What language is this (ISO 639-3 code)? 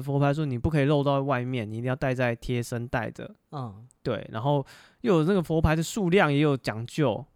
zho